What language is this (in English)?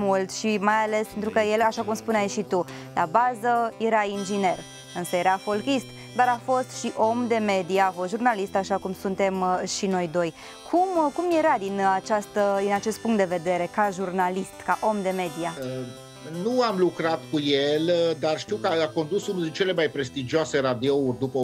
Romanian